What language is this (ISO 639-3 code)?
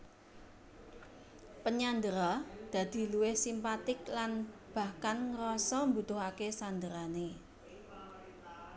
jav